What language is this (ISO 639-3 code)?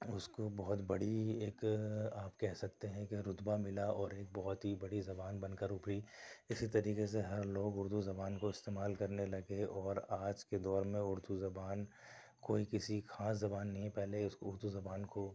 urd